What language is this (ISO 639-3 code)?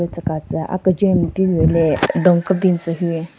nre